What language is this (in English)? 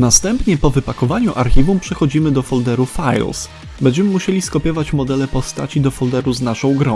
Polish